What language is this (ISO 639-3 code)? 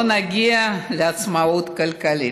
heb